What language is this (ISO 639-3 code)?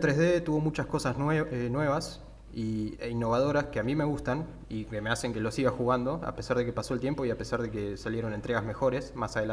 spa